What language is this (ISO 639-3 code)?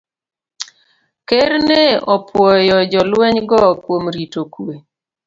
luo